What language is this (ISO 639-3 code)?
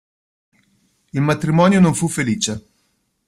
ita